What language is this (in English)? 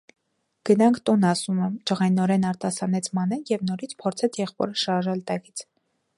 Armenian